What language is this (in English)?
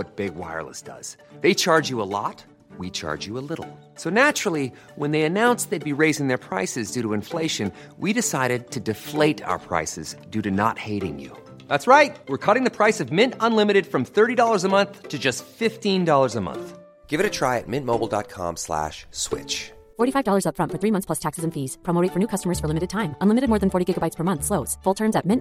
Filipino